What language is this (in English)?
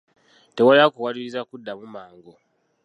Ganda